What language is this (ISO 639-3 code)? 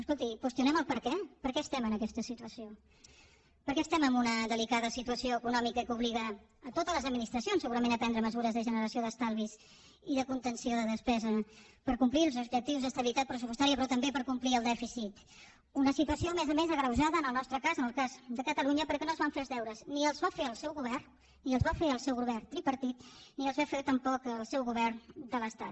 cat